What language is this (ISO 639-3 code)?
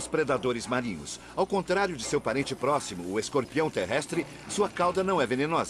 por